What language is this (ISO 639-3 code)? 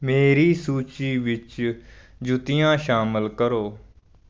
pan